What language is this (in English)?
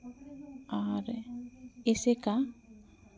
Santali